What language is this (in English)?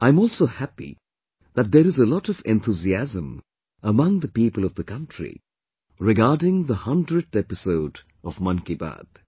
English